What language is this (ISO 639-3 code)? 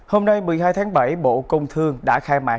vie